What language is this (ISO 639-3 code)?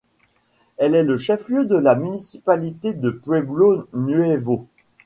fra